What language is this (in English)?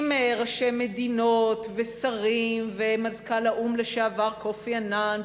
Hebrew